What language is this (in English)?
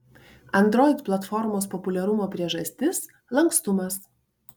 Lithuanian